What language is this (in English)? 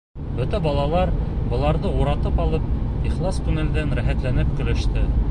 Bashkir